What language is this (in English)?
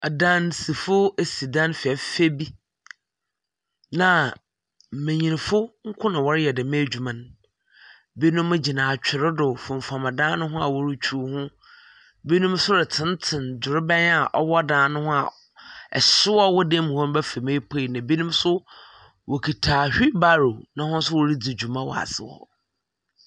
Akan